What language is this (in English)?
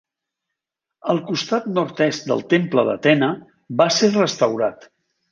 Catalan